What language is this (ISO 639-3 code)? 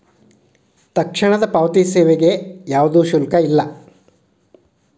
kan